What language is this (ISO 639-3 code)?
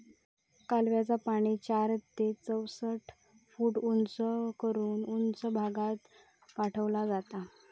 mar